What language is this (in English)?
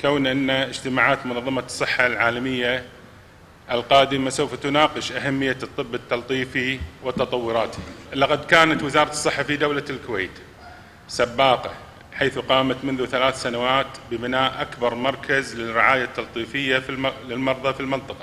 Arabic